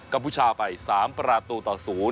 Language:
Thai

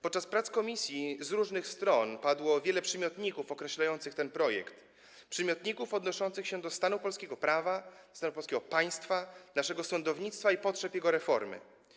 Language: Polish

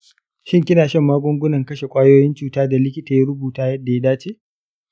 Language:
Hausa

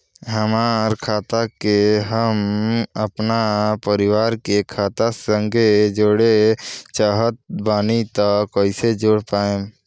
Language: Bhojpuri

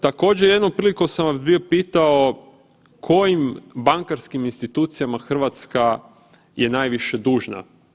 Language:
Croatian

